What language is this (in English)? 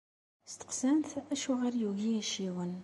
Kabyle